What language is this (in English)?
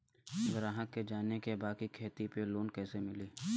Bhojpuri